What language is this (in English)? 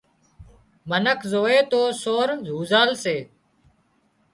Wadiyara Koli